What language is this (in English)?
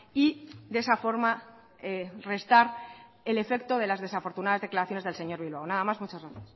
Spanish